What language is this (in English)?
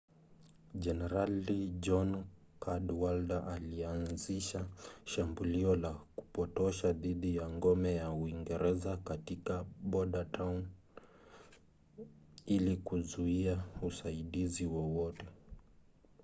Swahili